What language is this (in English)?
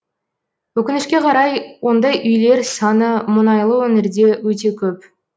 Kazakh